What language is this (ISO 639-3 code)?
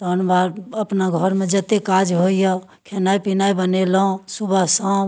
mai